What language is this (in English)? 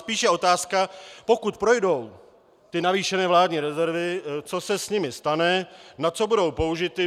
Czech